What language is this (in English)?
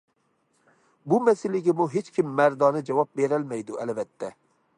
Uyghur